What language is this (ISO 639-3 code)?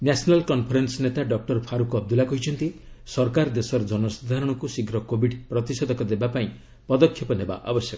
ori